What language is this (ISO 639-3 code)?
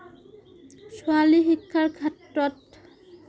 asm